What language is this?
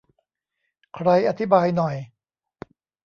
Thai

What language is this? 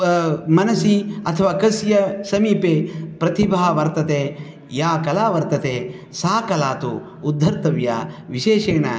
Sanskrit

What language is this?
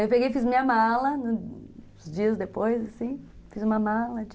Portuguese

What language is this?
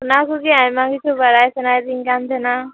Santali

